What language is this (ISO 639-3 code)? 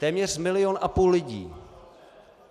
ces